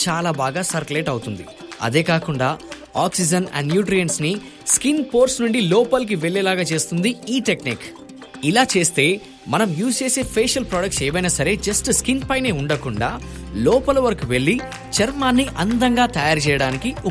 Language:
Telugu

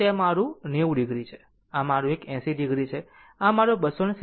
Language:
Gujarati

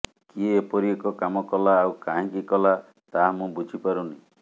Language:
Odia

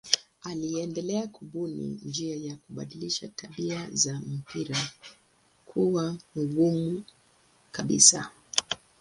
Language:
Swahili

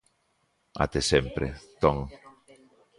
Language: Galician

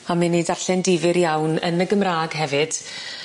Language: Welsh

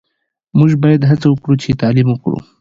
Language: Pashto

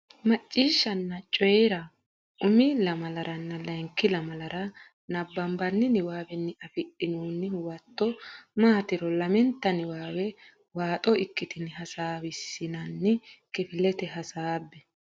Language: Sidamo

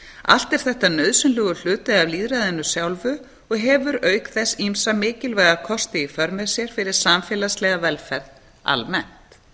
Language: Icelandic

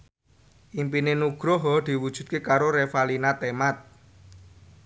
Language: Javanese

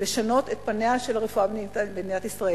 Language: Hebrew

